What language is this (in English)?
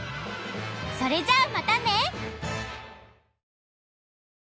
Japanese